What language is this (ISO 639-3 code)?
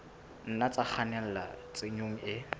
sot